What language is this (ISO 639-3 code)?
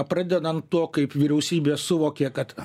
lit